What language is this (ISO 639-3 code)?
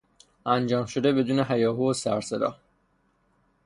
fas